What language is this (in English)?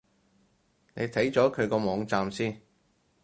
Cantonese